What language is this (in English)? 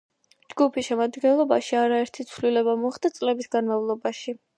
Georgian